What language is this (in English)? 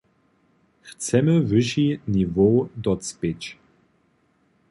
Upper Sorbian